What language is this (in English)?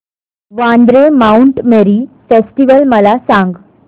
Marathi